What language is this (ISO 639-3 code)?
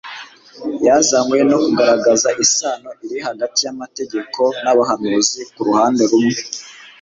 kin